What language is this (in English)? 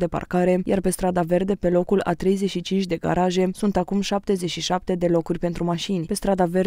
Romanian